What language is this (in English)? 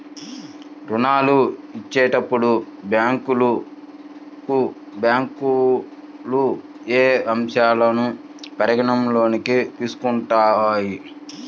Telugu